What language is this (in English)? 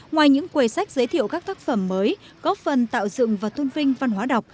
Vietnamese